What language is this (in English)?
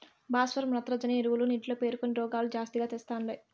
Telugu